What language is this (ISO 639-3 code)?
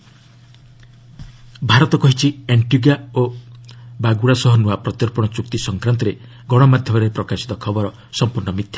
ori